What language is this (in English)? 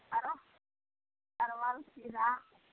Maithili